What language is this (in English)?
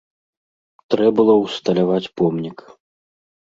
Belarusian